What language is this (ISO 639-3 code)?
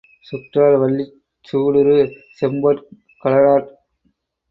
tam